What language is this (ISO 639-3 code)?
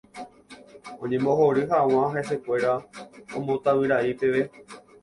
grn